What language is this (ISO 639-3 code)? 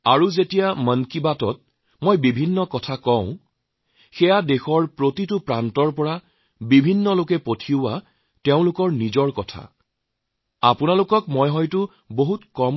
asm